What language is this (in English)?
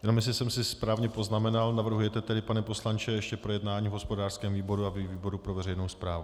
Czech